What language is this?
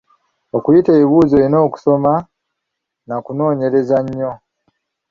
Ganda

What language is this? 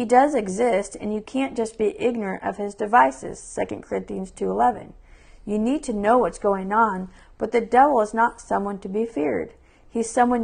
English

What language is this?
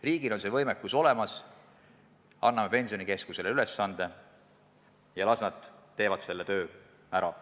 Estonian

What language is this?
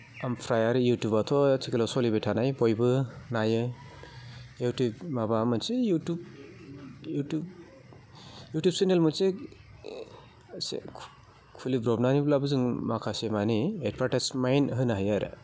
Bodo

